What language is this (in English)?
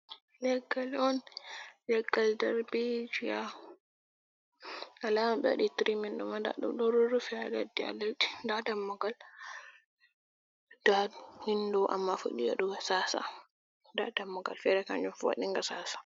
Fula